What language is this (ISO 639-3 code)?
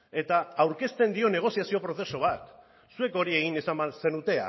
eus